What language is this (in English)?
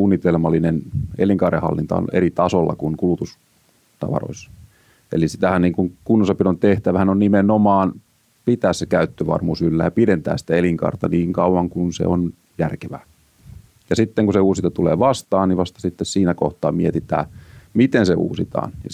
Finnish